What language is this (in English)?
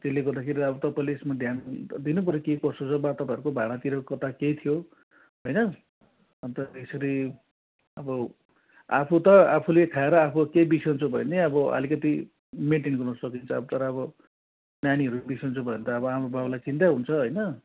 Nepali